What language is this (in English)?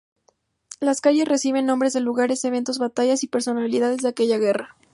Spanish